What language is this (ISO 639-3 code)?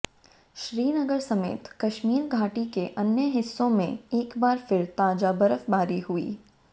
hin